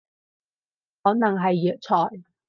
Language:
Cantonese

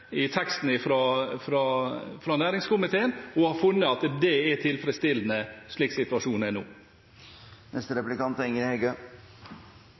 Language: Norwegian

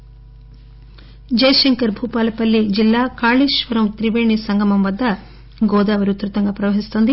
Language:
Telugu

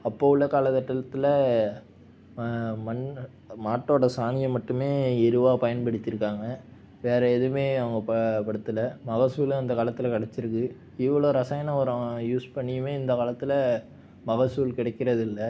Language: Tamil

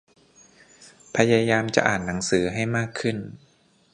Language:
Thai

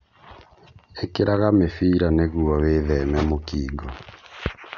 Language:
Kikuyu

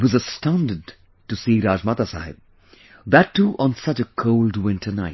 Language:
English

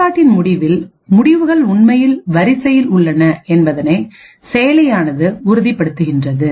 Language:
Tamil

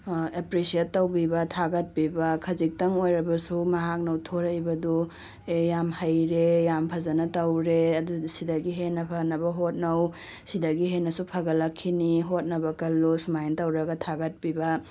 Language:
Manipuri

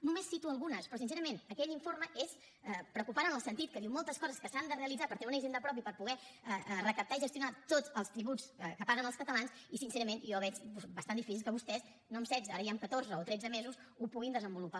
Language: Catalan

